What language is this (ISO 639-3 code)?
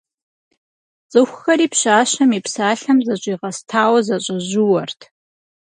kbd